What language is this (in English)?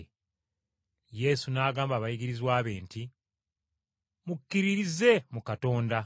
Ganda